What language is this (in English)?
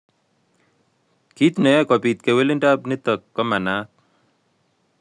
Kalenjin